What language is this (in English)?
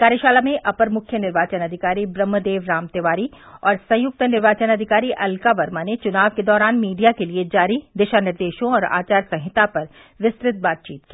Hindi